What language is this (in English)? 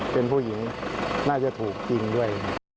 Thai